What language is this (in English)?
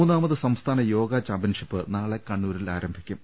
Malayalam